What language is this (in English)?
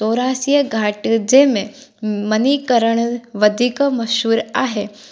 Sindhi